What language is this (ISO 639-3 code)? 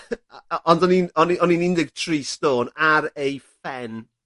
cym